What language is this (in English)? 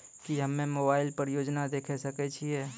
Maithili